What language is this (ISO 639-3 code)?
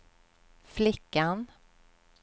swe